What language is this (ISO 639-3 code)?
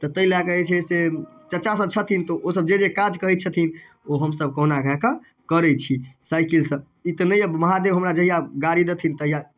mai